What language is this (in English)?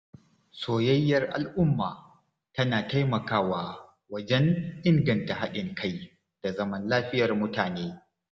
Hausa